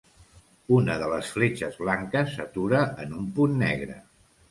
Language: Catalan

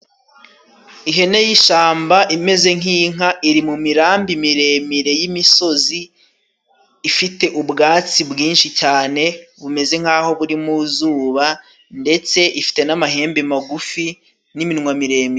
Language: Kinyarwanda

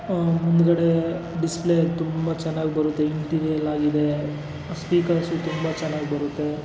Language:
Kannada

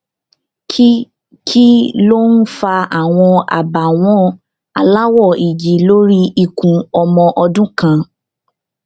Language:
Yoruba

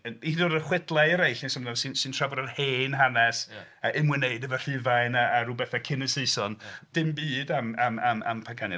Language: Welsh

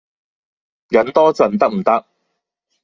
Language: Cantonese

